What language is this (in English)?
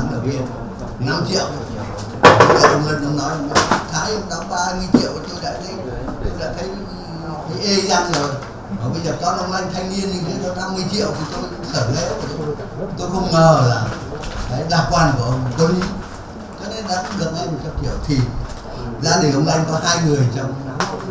Vietnamese